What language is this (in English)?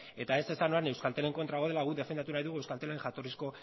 Basque